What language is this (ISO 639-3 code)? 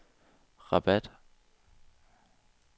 dan